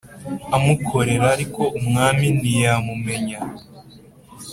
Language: Kinyarwanda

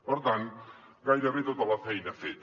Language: Catalan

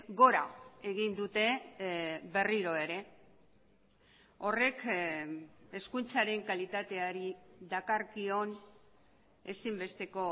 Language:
Basque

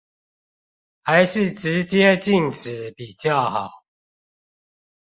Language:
Chinese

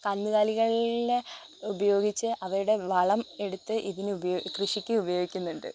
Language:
Malayalam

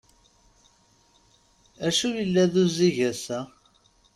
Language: Kabyle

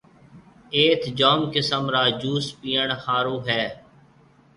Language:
Marwari (Pakistan)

